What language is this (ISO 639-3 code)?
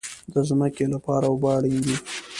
pus